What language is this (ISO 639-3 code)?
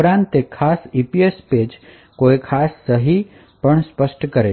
guj